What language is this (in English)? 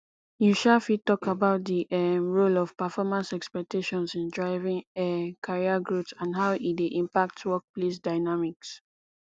Nigerian Pidgin